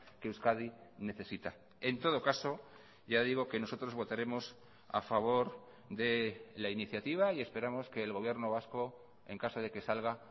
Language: Spanish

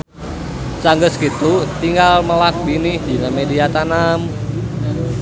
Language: Sundanese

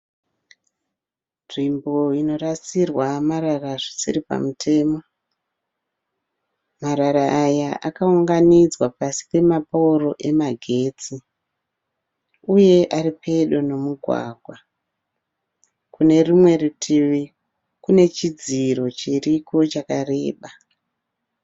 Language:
Shona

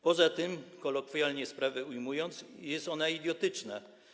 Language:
Polish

